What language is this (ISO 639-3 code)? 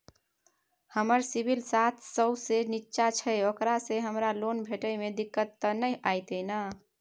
mai